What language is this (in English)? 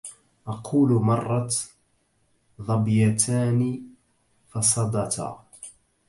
Arabic